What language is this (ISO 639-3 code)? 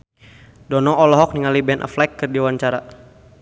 sun